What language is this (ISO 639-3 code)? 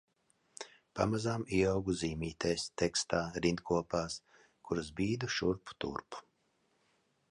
lav